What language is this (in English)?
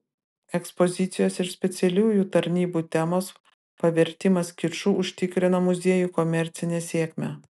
Lithuanian